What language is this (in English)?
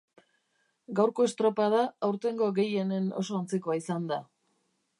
Basque